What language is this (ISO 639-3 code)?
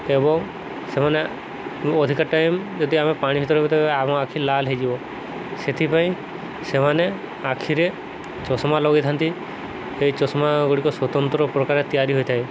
ori